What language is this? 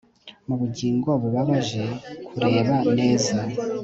Kinyarwanda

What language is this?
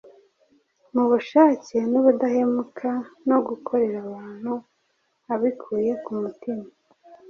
Kinyarwanda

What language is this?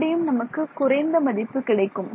Tamil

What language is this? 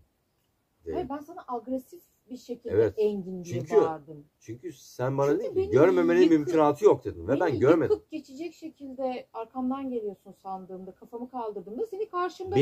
Turkish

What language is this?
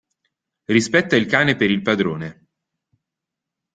Italian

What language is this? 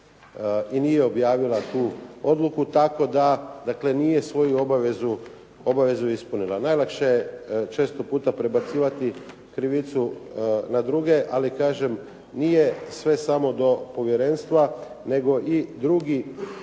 Croatian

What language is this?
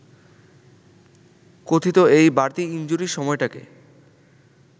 Bangla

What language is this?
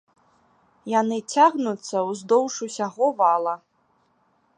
Belarusian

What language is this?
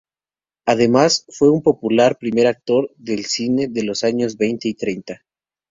Spanish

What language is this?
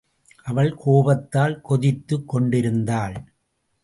Tamil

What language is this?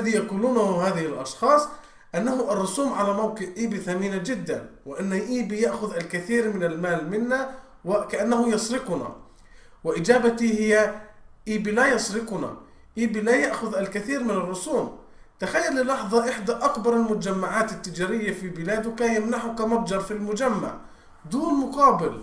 Arabic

